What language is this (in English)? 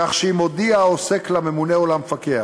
Hebrew